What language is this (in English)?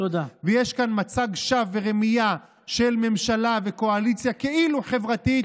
Hebrew